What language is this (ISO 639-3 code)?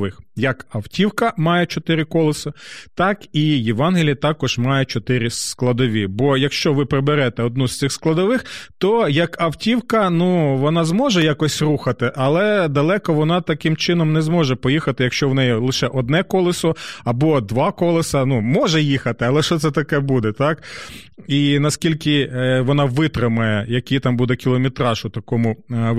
ukr